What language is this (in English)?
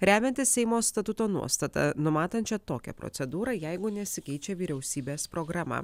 Lithuanian